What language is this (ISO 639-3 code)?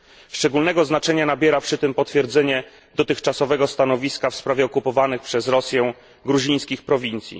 pol